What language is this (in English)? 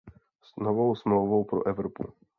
Czech